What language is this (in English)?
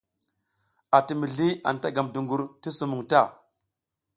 South Giziga